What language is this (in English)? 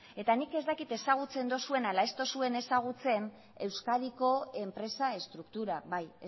Basque